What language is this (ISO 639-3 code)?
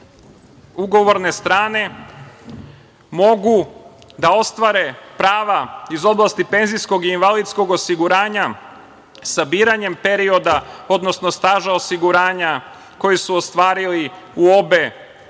srp